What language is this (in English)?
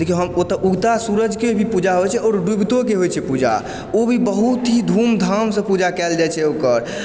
Maithili